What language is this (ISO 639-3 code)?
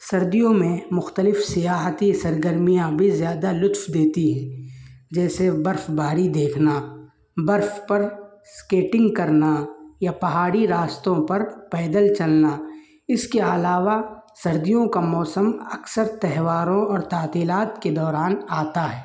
urd